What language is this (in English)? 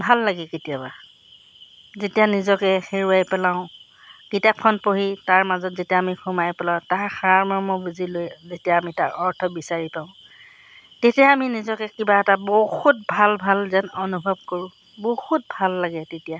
Assamese